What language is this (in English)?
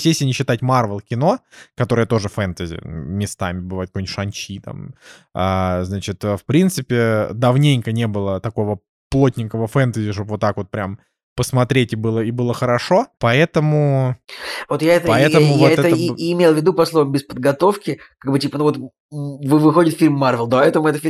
Russian